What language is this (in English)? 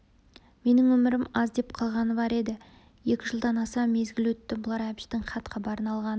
Kazakh